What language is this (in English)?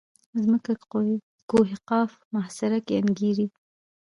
Pashto